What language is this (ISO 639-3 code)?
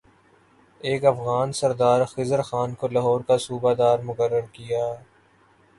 urd